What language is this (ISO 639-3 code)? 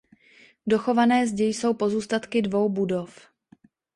ces